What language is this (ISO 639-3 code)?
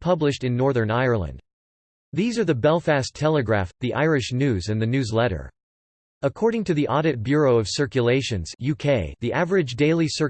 eng